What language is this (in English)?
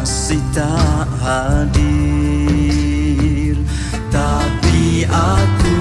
Malay